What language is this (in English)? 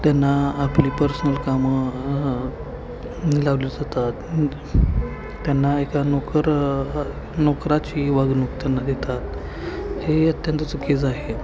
Marathi